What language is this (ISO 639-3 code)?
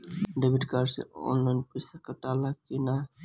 bho